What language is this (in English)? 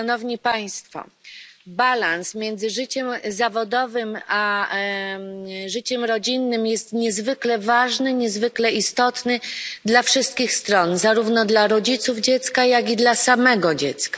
Polish